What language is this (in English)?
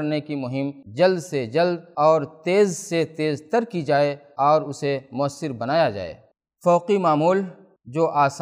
Urdu